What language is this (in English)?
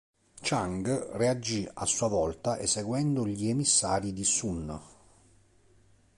Italian